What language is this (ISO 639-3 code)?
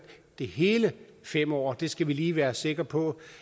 dan